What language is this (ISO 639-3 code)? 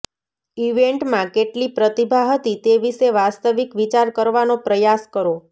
guj